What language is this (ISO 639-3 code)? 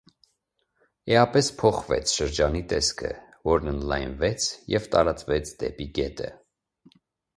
hye